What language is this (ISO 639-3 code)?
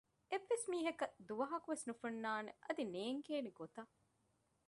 div